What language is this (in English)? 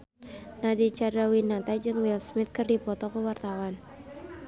Sundanese